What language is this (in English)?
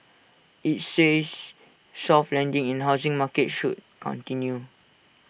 English